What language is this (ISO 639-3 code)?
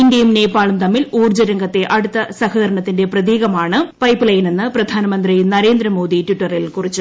mal